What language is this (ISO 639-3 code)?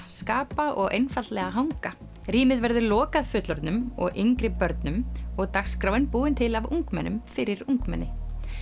isl